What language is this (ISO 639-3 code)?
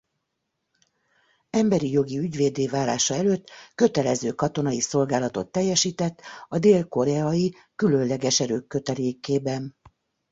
hun